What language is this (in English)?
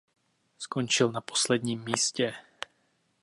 Czech